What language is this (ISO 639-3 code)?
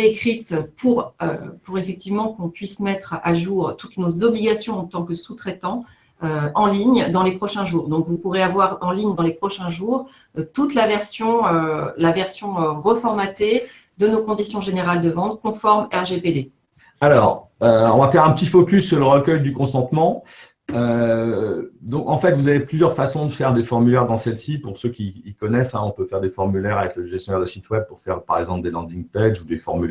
fra